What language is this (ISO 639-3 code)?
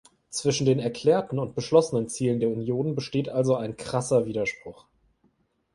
deu